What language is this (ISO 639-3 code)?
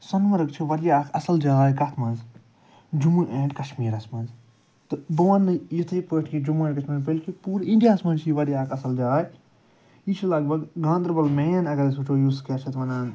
kas